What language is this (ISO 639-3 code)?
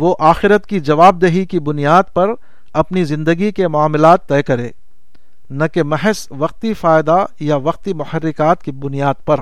urd